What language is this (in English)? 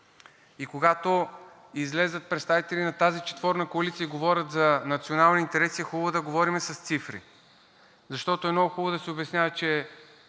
Bulgarian